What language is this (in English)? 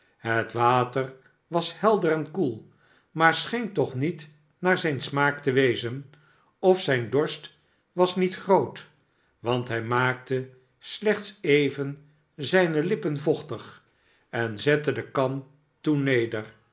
Dutch